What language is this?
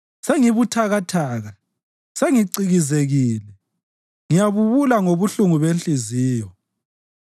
North Ndebele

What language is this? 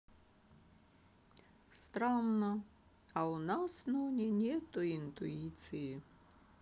Russian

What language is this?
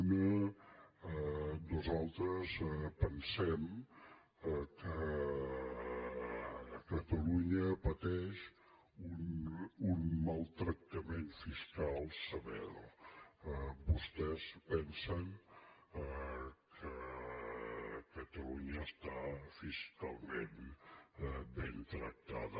Catalan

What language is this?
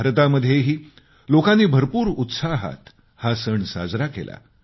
Marathi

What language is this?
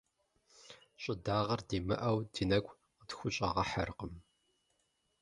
Kabardian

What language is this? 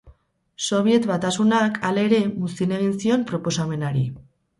Basque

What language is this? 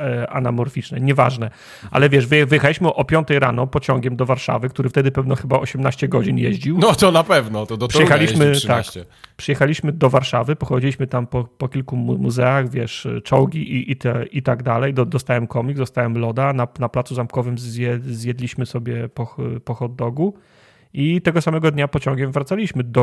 Polish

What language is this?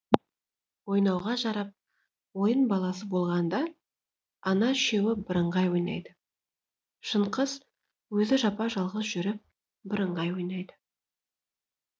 Kazakh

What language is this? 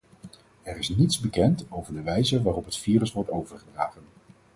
Dutch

